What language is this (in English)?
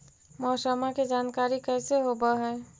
Magahi